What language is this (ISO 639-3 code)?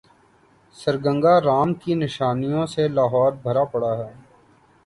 urd